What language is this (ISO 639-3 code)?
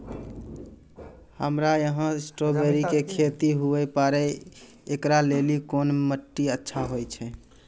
mai